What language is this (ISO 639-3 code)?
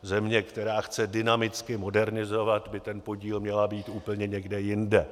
ces